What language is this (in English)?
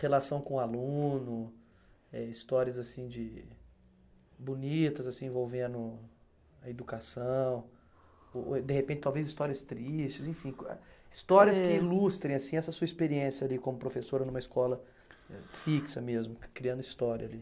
Portuguese